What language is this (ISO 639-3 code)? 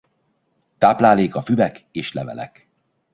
hun